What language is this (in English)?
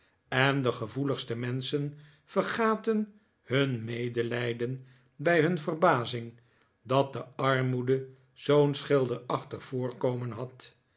Dutch